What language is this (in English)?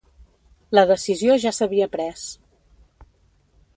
Catalan